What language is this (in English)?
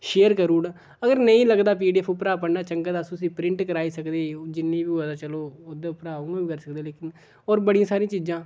Dogri